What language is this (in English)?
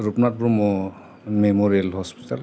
Bodo